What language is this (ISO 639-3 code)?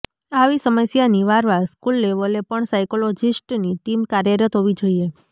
guj